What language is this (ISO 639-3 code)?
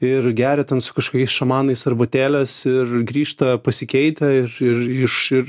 lit